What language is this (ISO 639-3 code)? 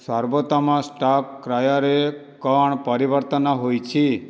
ori